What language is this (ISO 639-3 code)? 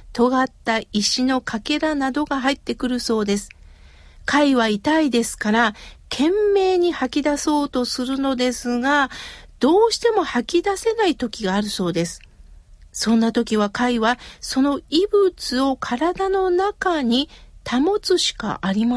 jpn